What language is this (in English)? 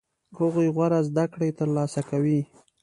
Pashto